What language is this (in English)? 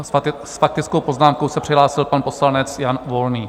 Czech